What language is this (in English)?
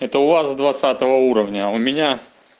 Russian